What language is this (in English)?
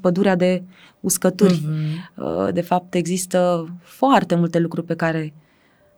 Romanian